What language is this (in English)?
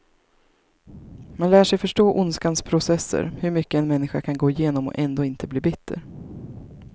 Swedish